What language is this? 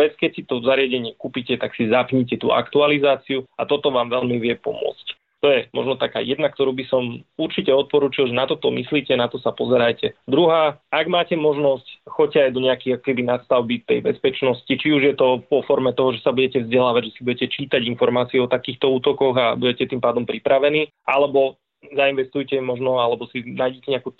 Slovak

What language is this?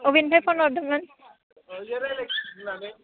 Bodo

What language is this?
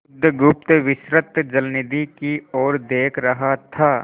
Hindi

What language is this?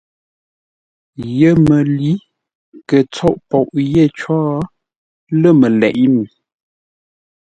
Ngombale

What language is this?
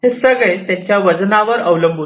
Marathi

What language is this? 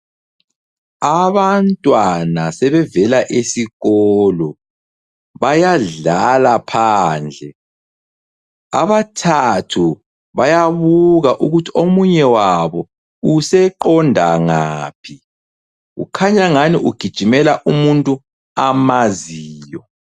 North Ndebele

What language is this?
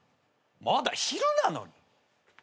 Japanese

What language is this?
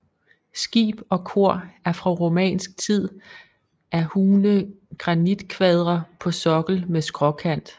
Danish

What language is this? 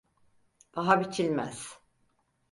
Turkish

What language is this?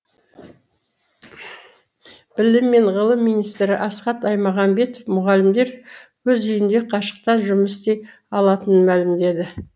Kazakh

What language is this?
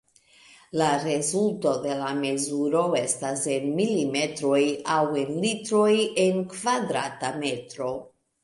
Esperanto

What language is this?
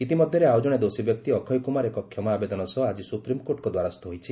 Odia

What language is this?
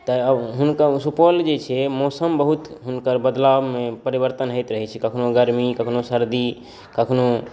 Maithili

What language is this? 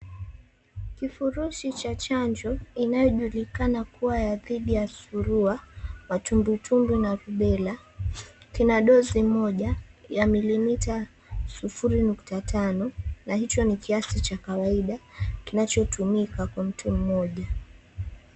Swahili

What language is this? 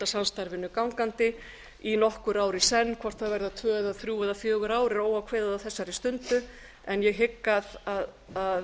Icelandic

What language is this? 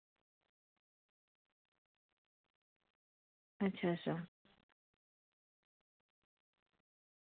Dogri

